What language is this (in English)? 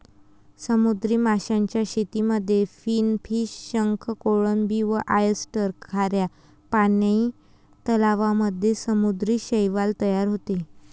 Marathi